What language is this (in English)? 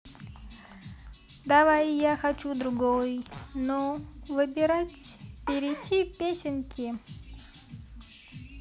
Russian